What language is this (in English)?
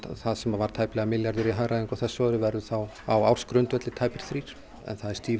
Icelandic